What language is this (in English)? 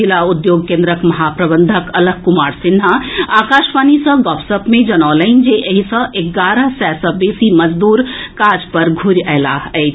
Maithili